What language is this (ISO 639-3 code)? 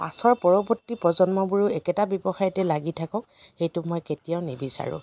asm